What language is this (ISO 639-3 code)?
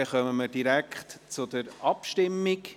gsw